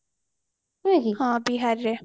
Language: Odia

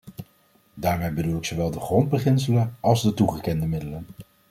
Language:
Dutch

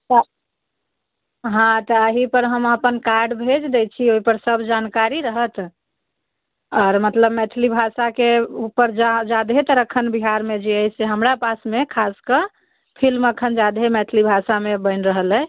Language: Maithili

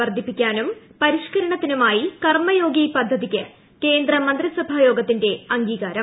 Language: Malayalam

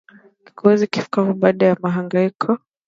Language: Swahili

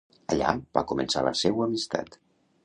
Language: Catalan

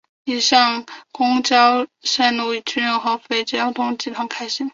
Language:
Chinese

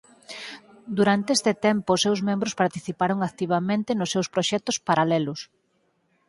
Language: Galician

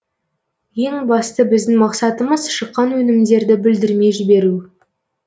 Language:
Kazakh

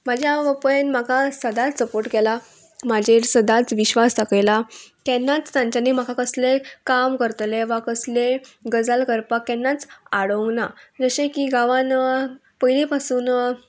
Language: Konkani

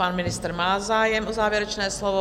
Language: Czech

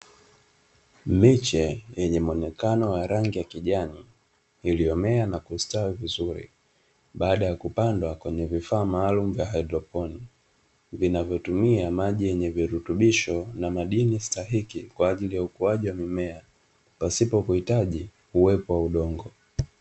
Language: Swahili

